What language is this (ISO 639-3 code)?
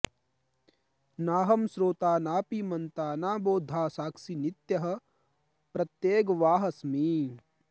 san